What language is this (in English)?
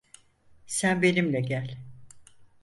Turkish